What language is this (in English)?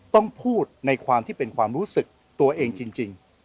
Thai